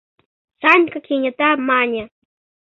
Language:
Mari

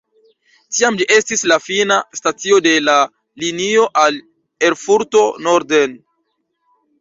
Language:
Esperanto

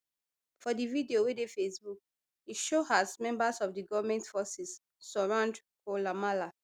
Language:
Nigerian Pidgin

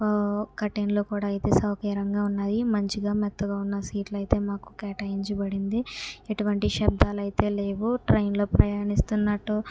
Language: Telugu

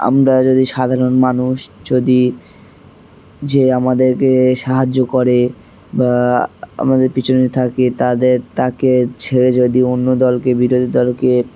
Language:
Bangla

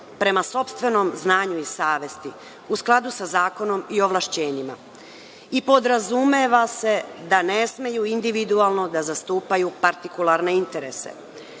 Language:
Serbian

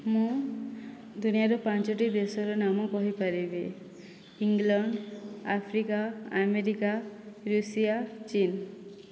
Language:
Odia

